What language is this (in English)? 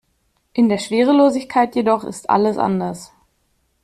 German